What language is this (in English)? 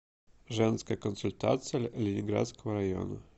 Russian